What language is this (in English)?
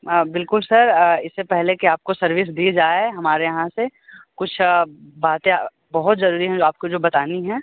Hindi